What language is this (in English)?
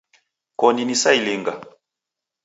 Taita